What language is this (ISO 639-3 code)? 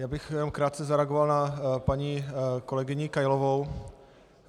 ces